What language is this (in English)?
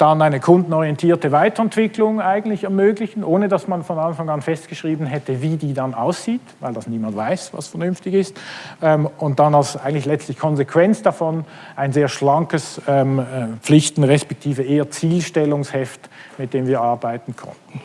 German